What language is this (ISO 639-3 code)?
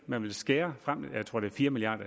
dan